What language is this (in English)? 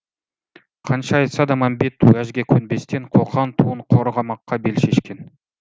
Kazakh